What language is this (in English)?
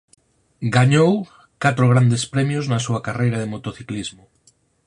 Galician